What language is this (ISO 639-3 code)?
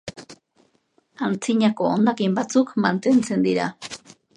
eus